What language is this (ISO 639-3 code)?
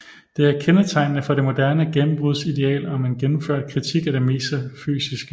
dan